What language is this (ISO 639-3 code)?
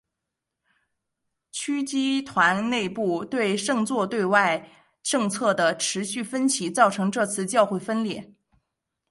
zho